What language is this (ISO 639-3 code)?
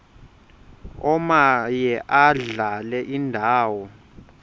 xho